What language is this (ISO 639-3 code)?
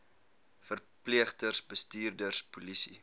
afr